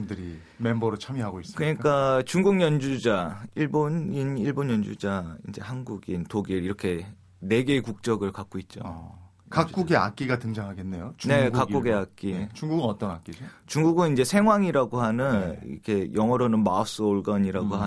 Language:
Korean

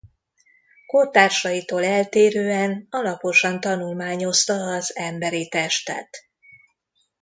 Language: Hungarian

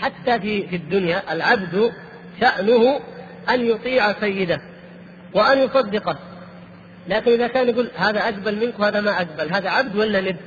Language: Arabic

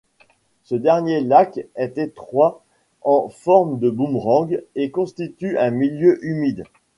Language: French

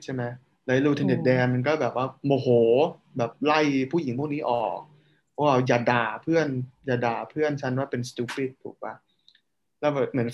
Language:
Thai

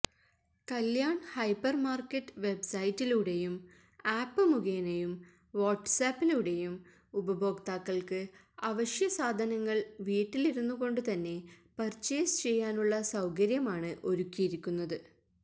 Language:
Malayalam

